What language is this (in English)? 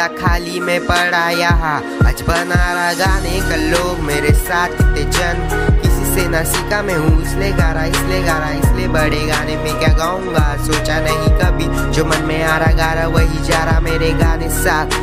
Hindi